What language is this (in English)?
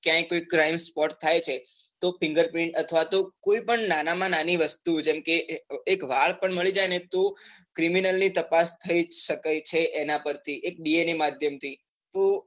Gujarati